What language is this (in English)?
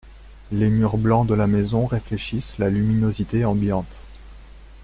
French